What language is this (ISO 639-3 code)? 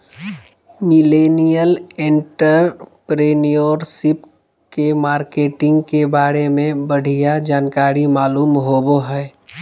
mag